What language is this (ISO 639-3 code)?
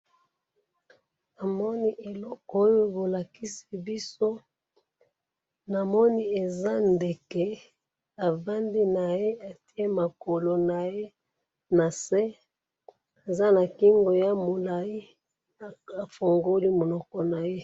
lin